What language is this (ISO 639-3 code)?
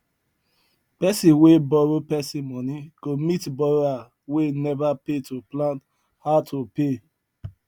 pcm